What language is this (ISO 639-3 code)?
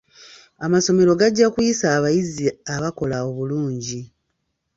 lug